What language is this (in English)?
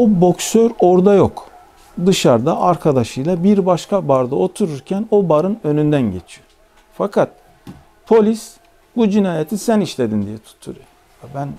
Turkish